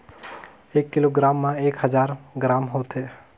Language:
Chhattisgarhi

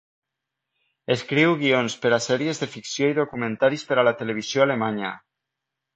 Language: Catalan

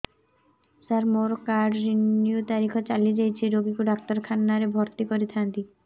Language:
Odia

